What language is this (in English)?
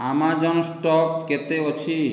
Odia